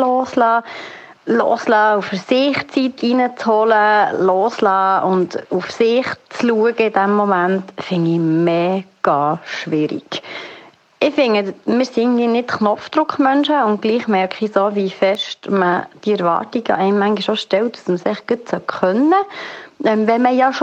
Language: German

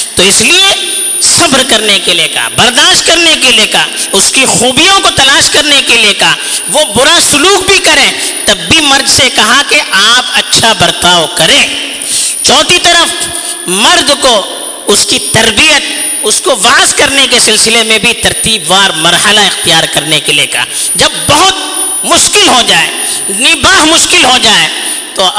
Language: Urdu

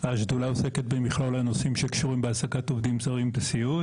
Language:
Hebrew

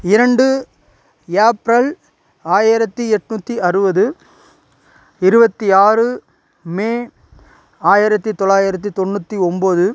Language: Tamil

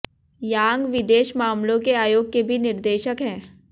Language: Hindi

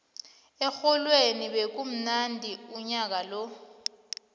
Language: South Ndebele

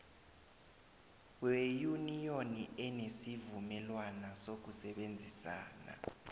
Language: South Ndebele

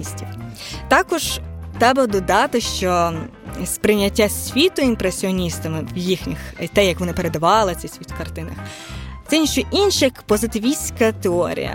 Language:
Ukrainian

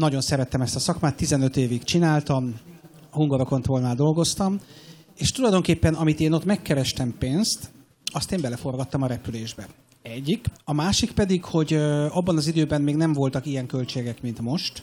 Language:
Hungarian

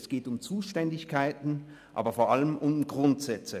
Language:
Swiss German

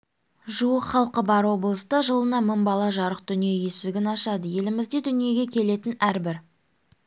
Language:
Kazakh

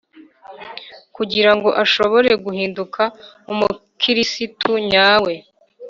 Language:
Kinyarwanda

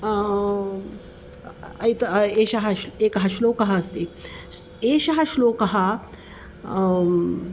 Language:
Sanskrit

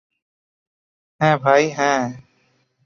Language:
Bangla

